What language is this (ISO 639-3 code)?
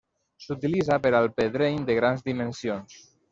cat